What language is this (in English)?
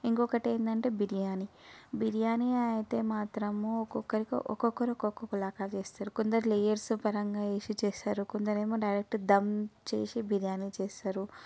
Telugu